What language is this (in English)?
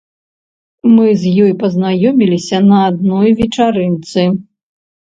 Belarusian